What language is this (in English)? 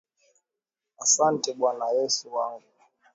Swahili